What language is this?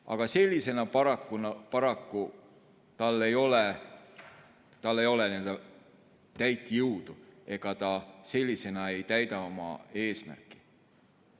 Estonian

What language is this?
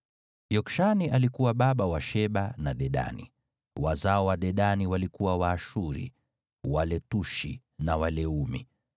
Swahili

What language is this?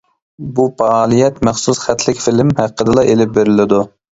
Uyghur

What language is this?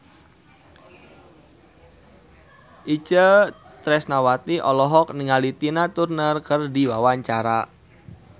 Sundanese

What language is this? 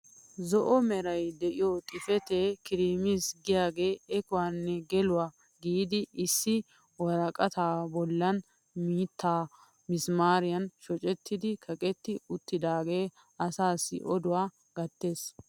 Wolaytta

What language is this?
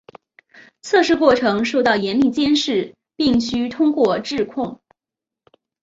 Chinese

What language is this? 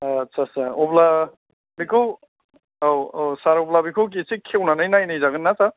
Bodo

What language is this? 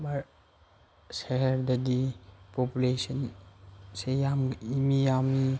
Manipuri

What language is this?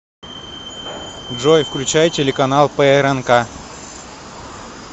Russian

